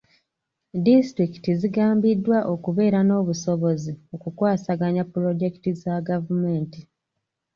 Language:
Ganda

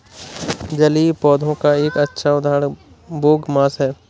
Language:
Hindi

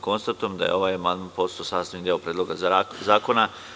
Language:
Serbian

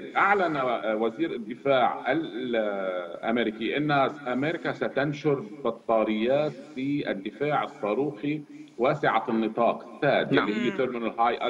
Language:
Arabic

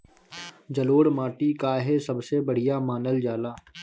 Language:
Bhojpuri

